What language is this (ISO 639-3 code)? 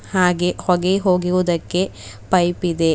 kan